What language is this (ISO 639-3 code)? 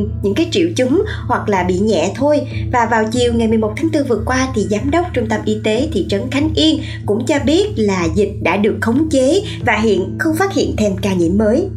vie